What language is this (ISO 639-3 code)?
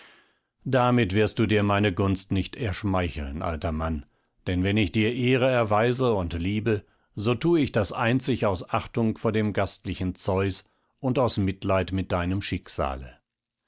deu